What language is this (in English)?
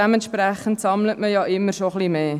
Swiss German